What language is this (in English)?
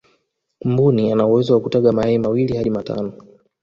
Swahili